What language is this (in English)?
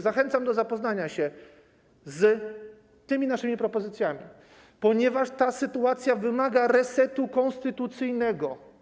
Polish